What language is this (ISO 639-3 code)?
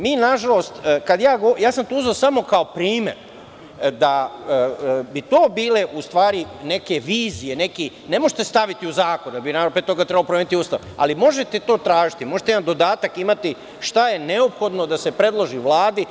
srp